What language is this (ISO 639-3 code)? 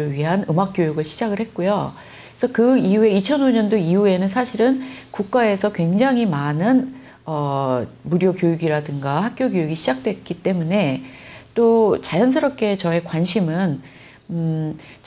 kor